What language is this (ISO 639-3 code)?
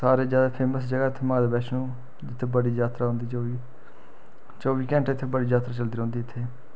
doi